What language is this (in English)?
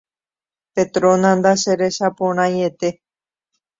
Guarani